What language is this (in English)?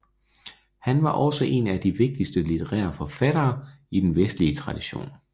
Danish